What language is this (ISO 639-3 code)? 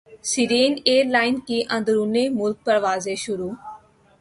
urd